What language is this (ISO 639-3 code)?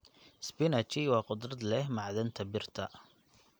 som